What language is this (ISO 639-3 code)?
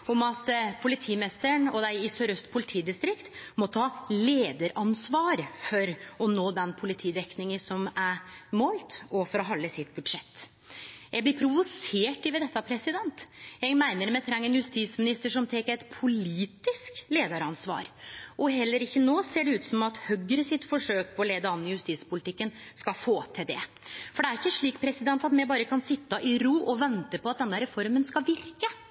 nno